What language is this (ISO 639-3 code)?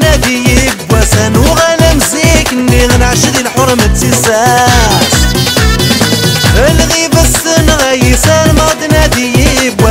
ara